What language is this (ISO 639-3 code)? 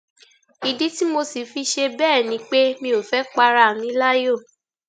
yor